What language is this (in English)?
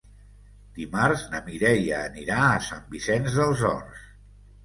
Catalan